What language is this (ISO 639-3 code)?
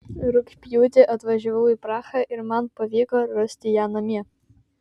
lit